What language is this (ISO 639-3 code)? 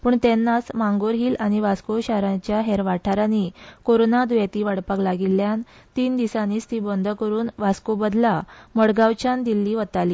kok